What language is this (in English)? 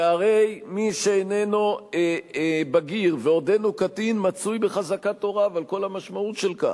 Hebrew